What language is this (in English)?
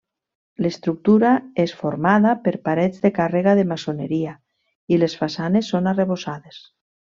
Catalan